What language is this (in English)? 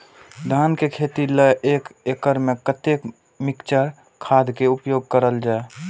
Maithili